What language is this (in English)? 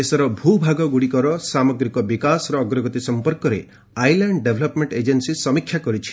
Odia